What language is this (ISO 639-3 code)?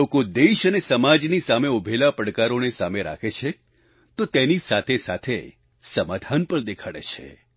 guj